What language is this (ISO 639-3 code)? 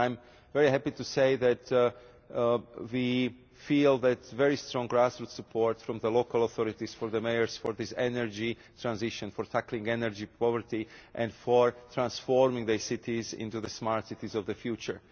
eng